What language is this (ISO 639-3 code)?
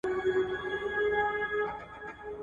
pus